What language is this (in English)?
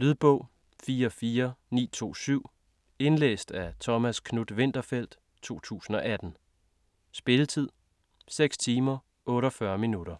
Danish